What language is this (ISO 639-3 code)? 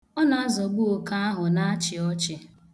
ibo